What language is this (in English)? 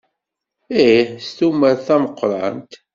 Kabyle